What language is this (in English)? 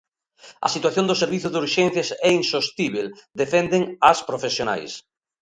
Galician